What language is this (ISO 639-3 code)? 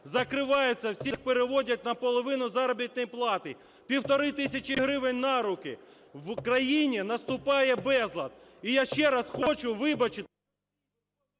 ukr